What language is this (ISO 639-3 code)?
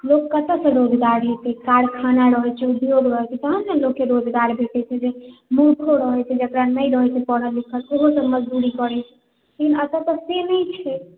mai